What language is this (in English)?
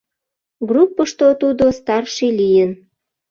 Mari